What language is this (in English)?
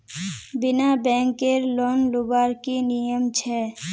Magahi